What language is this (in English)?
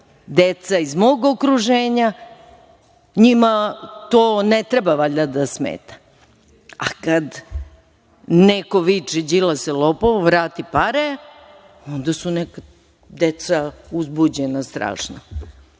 Serbian